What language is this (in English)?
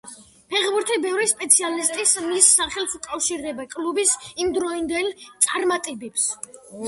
Georgian